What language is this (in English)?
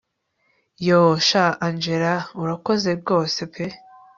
Kinyarwanda